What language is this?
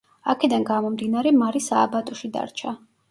Georgian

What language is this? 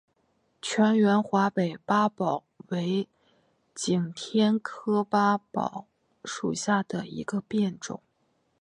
Chinese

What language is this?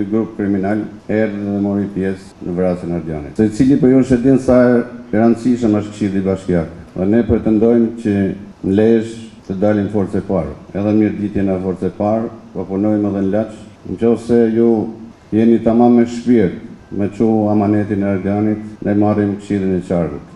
Romanian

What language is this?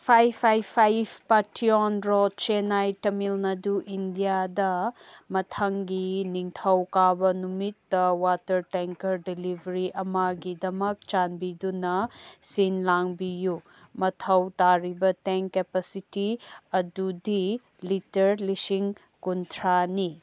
Manipuri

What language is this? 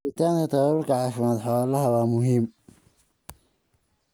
Somali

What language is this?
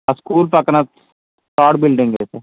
Telugu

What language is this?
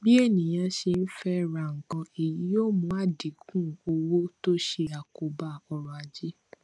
Yoruba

